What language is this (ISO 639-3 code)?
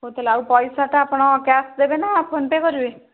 ori